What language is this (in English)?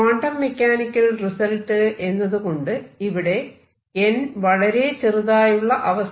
Malayalam